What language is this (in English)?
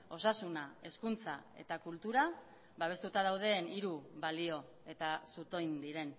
Basque